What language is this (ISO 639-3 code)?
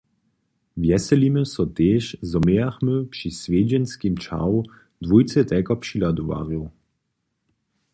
hsb